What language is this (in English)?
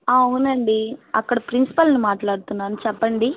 Telugu